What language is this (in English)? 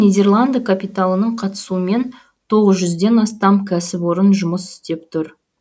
Kazakh